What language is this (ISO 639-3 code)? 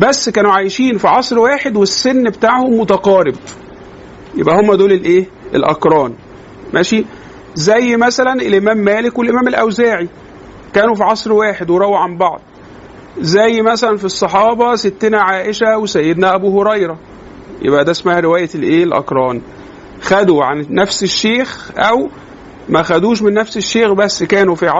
ara